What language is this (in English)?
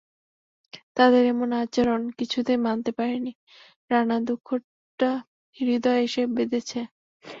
Bangla